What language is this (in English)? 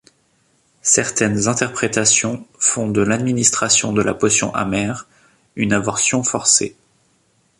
French